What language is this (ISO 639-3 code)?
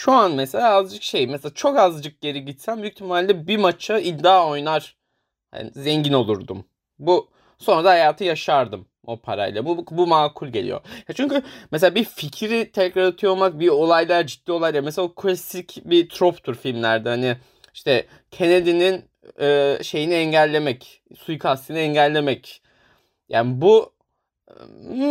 tur